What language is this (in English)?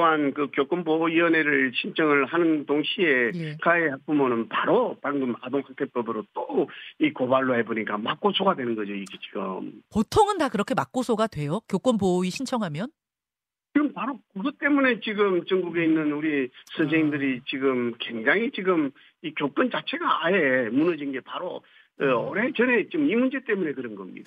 Korean